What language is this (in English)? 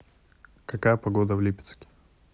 Russian